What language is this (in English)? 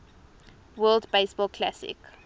English